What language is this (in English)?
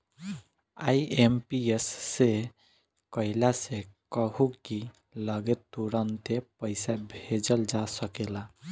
Bhojpuri